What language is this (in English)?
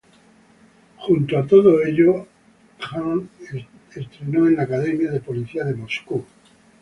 Spanish